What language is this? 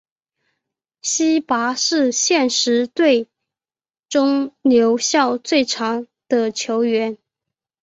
Chinese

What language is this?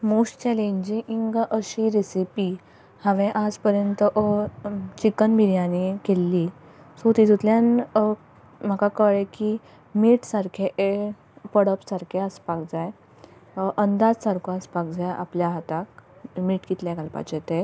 Konkani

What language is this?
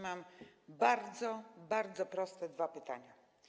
Polish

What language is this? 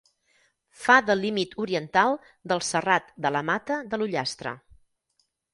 Catalan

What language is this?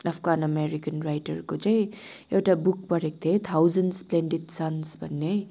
Nepali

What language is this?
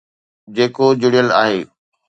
Sindhi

